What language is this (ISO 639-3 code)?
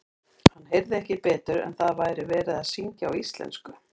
isl